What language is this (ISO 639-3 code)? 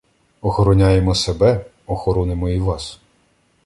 ukr